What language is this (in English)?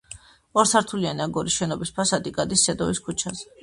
Georgian